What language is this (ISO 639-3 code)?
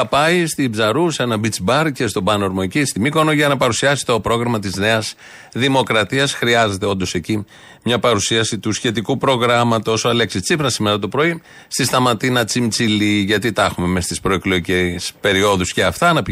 ell